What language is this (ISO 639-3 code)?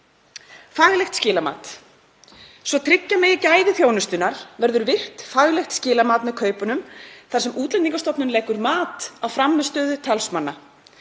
isl